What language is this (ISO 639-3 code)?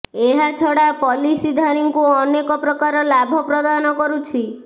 ori